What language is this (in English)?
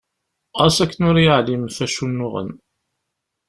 Kabyle